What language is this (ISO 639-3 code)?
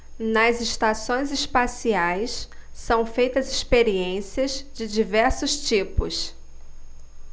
por